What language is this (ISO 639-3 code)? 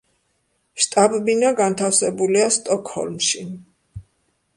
kat